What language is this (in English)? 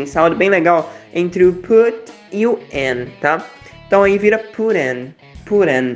Portuguese